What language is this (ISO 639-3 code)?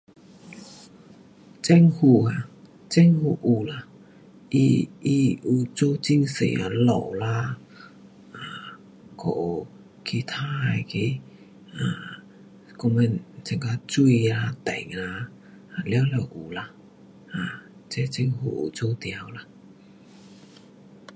cpx